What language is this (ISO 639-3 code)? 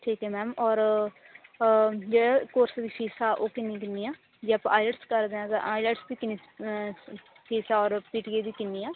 pan